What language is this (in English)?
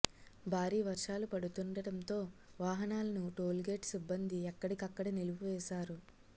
Telugu